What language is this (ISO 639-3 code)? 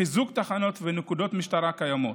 heb